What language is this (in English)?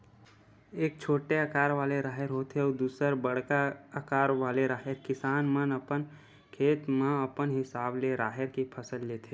Chhattisgarhi